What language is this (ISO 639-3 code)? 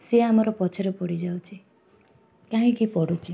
ori